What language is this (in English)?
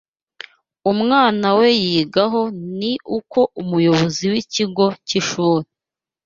Kinyarwanda